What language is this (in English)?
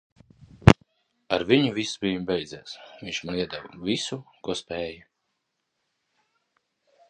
Latvian